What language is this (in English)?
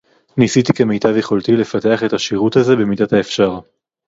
Hebrew